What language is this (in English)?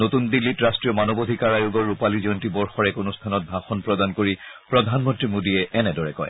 Assamese